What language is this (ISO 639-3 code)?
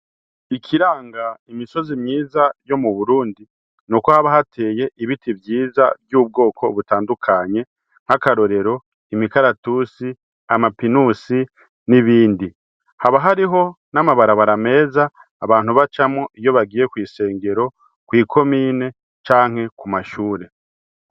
run